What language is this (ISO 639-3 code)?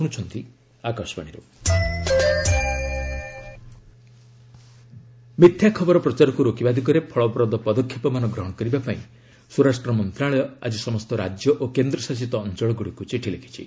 ori